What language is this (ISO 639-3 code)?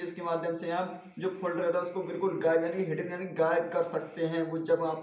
hin